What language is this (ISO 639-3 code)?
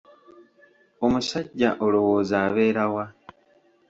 lug